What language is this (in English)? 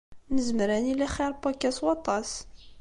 Kabyle